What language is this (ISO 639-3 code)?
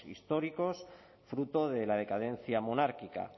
spa